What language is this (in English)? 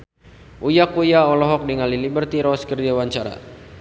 Sundanese